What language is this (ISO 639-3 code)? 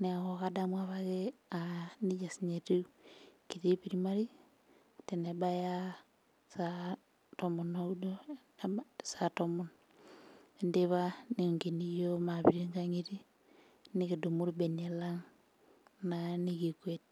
mas